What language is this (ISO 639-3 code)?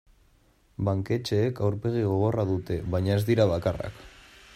eus